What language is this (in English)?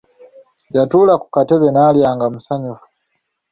Ganda